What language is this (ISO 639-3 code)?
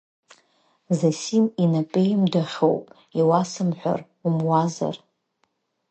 abk